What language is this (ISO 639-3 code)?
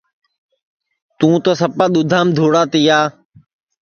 ssi